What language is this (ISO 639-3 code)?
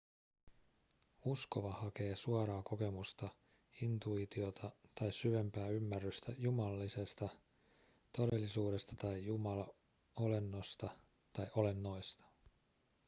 fin